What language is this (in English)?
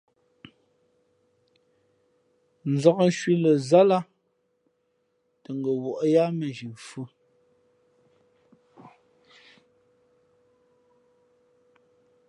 Fe'fe'